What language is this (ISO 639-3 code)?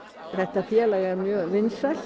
isl